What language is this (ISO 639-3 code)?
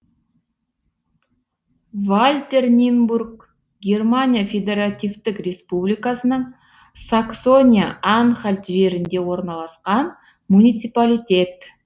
kaz